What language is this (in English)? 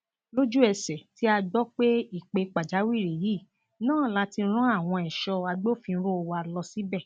Yoruba